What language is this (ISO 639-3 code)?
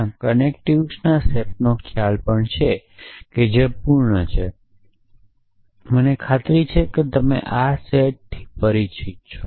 guj